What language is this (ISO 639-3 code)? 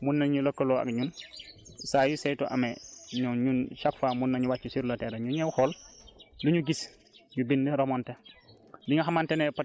wol